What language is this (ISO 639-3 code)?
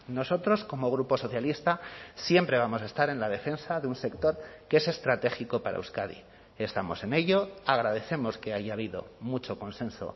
spa